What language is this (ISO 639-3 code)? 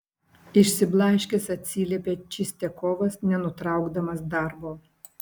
lit